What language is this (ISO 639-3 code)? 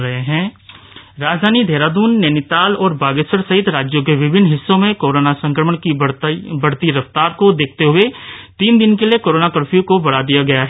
hin